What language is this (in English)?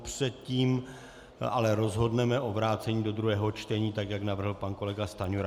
Czech